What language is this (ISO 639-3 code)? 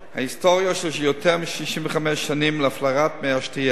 heb